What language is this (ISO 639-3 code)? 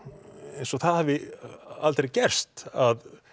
isl